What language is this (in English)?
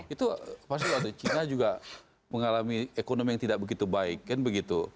Indonesian